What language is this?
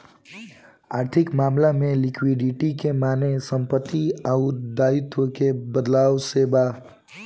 Bhojpuri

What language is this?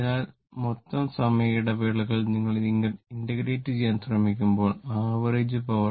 Malayalam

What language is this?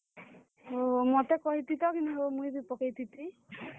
Odia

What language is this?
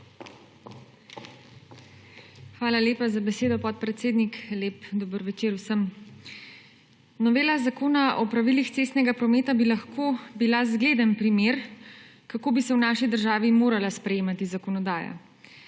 Slovenian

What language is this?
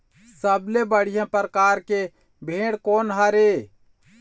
Chhattisgarhi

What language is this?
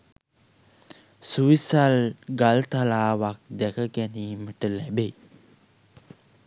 Sinhala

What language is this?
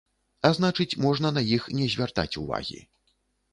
Belarusian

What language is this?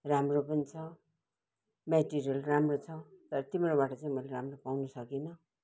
Nepali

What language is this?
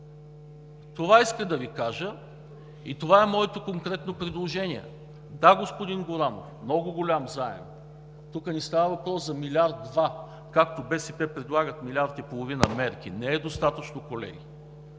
Bulgarian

